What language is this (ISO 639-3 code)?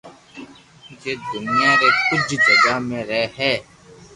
lrk